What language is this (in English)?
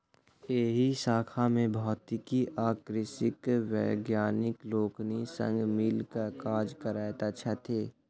Maithili